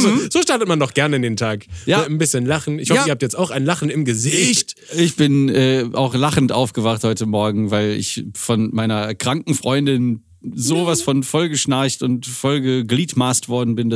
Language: German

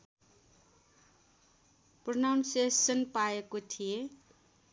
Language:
Nepali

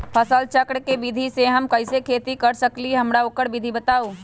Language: Magahi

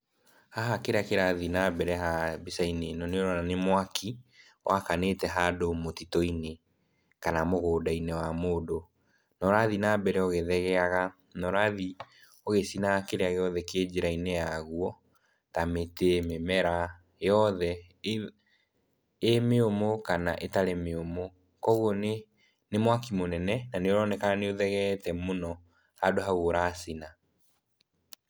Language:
Kikuyu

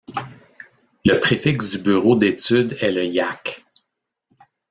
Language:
French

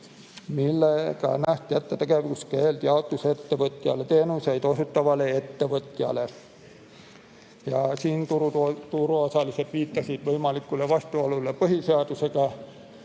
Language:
Estonian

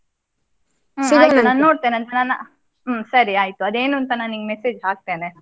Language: Kannada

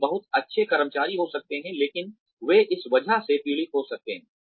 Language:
Hindi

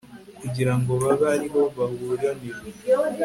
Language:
Kinyarwanda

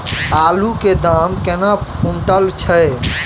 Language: Maithili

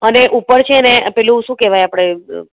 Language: Gujarati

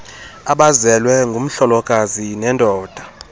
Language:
Xhosa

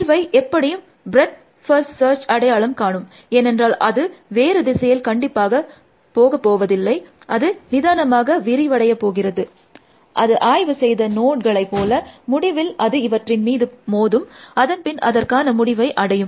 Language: Tamil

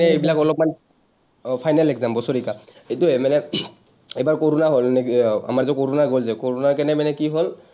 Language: Assamese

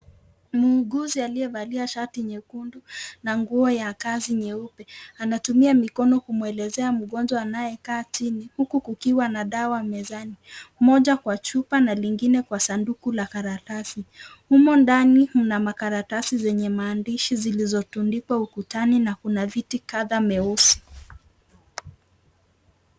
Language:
Swahili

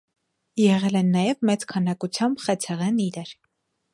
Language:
Armenian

